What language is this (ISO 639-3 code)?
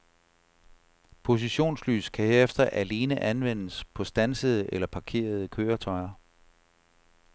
dan